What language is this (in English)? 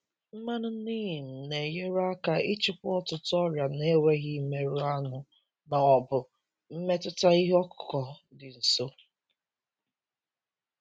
Igbo